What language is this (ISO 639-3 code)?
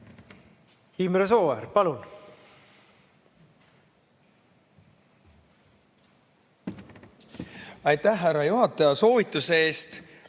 est